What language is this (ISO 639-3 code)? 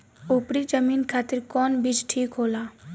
bho